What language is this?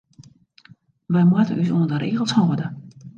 Western Frisian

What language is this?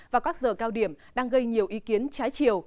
Vietnamese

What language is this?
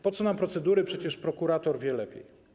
Polish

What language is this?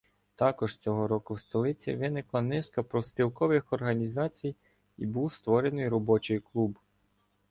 Ukrainian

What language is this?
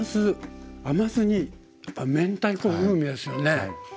Japanese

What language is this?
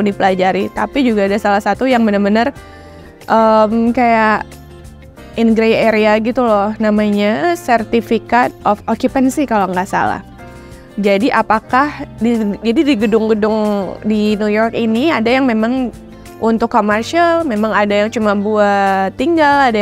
Indonesian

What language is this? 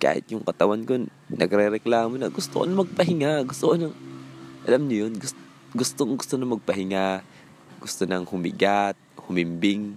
Filipino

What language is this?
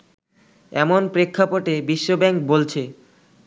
Bangla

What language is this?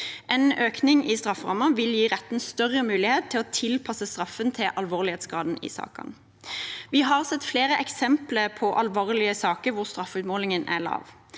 Norwegian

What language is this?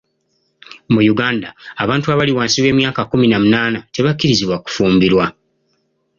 Ganda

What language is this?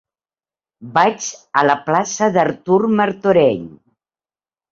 Catalan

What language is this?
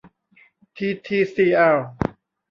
Thai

